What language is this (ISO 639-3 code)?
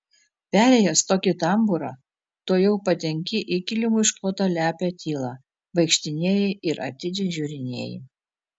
lit